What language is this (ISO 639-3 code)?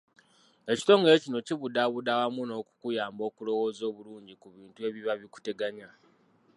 lug